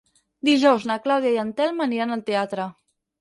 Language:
Catalan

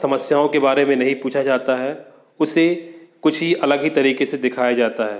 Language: Hindi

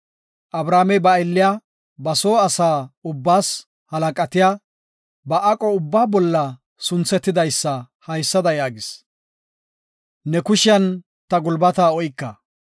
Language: Gofa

